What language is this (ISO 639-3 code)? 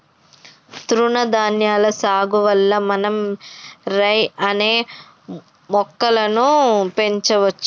tel